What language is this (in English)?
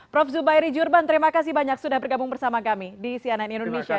Indonesian